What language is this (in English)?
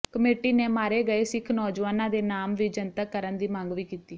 Punjabi